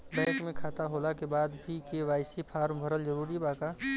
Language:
Bhojpuri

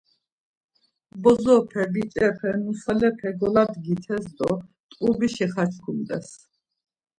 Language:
Laz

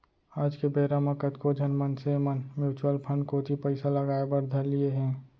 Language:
Chhattisgarhi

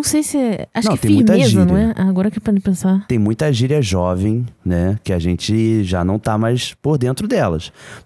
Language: Portuguese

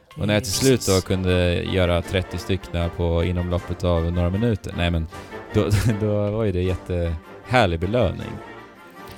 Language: Swedish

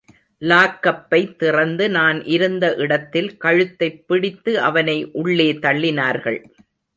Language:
Tamil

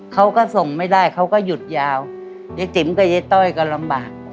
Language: Thai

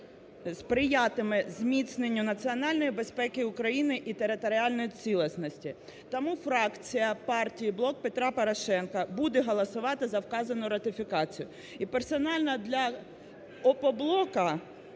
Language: Ukrainian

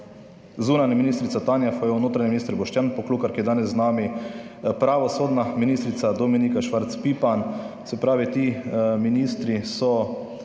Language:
Slovenian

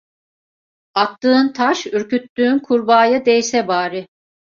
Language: Turkish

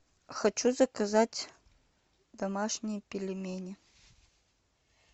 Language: Russian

